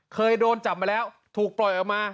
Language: Thai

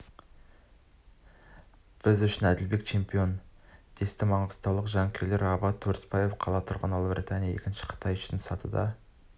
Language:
Kazakh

